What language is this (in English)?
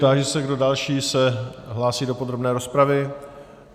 Czech